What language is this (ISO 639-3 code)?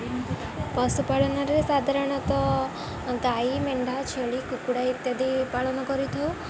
ori